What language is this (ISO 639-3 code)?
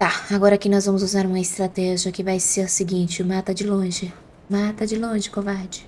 por